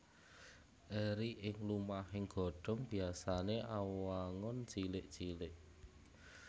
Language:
Javanese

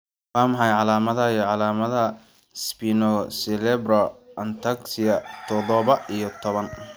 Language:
Somali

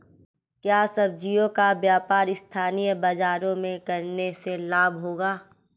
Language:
Hindi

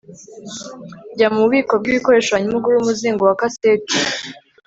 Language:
Kinyarwanda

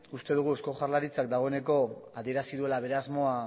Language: Basque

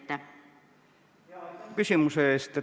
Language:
Estonian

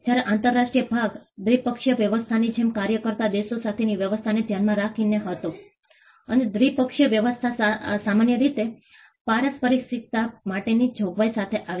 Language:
Gujarati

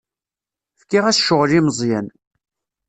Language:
Kabyle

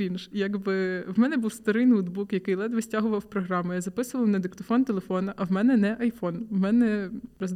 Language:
Ukrainian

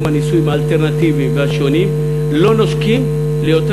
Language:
Hebrew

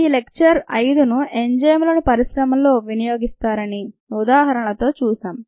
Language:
Telugu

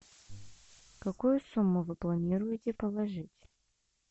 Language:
Russian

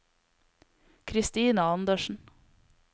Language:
Norwegian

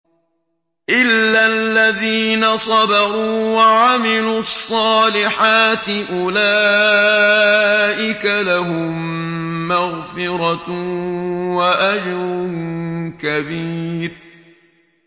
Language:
Arabic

